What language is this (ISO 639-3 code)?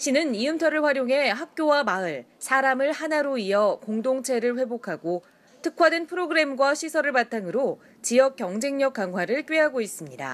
kor